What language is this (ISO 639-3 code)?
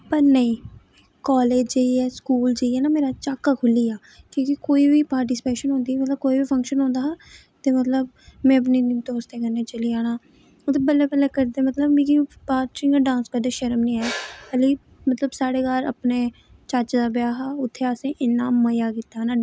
doi